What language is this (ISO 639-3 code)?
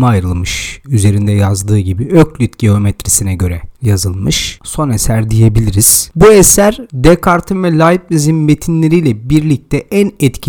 tur